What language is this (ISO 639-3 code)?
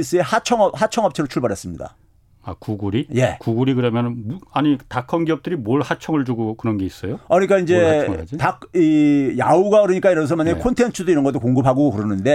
kor